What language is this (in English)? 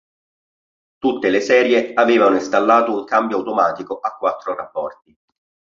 Italian